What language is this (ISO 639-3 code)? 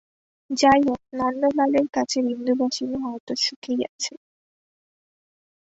ben